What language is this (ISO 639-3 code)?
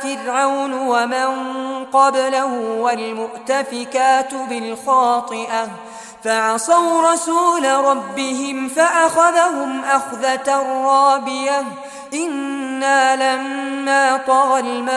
ara